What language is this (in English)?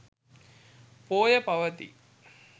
Sinhala